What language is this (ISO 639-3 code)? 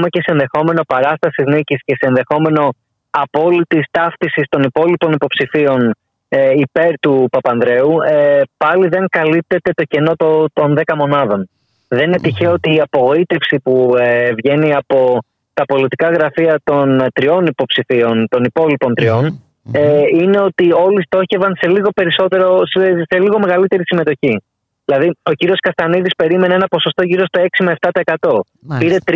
ell